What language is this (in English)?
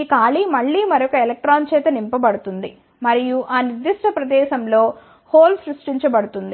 Telugu